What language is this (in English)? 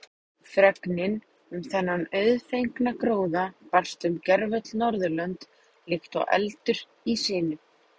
Icelandic